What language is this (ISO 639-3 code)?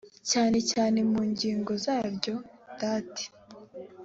kin